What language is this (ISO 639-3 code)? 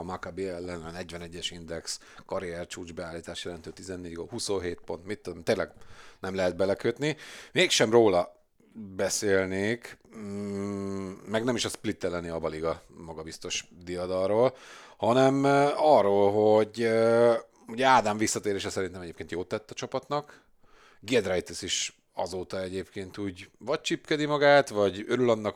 hun